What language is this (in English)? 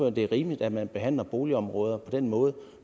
Danish